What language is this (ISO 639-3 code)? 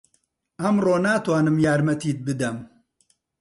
ckb